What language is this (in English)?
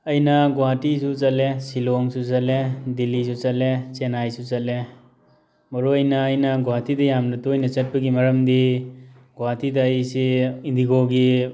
Manipuri